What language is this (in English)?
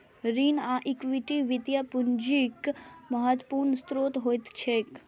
Maithili